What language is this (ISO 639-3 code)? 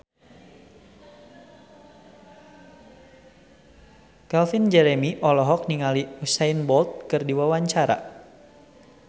sun